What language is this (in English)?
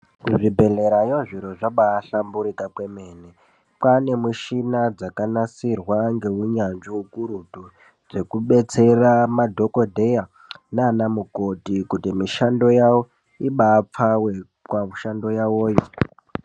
Ndau